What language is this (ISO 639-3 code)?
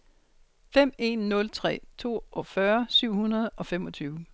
dan